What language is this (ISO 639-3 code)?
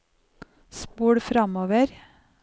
nor